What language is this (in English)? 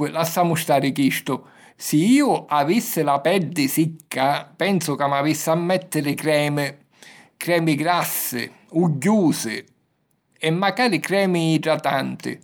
Sicilian